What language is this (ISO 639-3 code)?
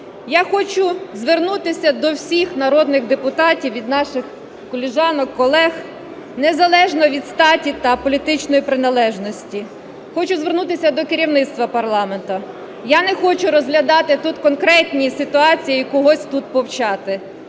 ukr